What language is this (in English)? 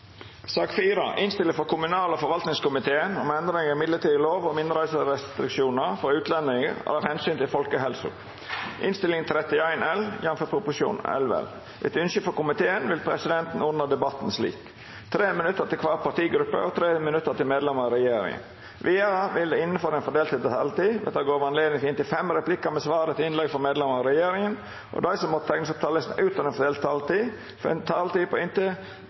Norwegian Nynorsk